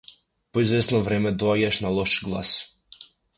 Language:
Macedonian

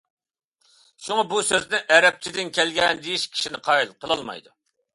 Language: Uyghur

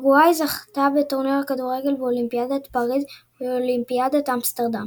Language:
Hebrew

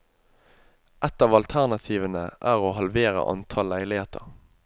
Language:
Norwegian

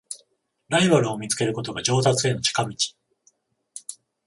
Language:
Japanese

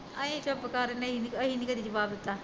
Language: Punjabi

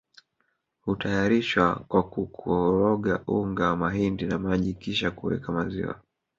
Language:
Swahili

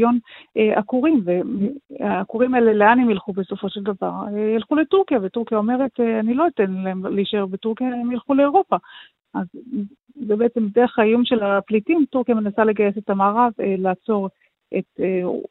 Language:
Hebrew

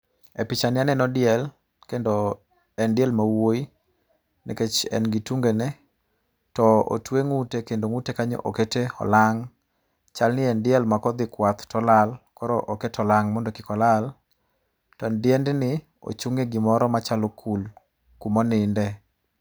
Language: Luo (Kenya and Tanzania)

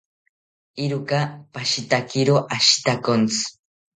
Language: South Ucayali Ashéninka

